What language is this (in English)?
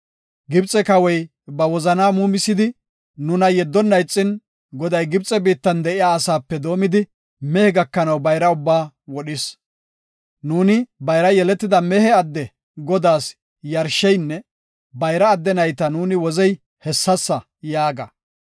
Gofa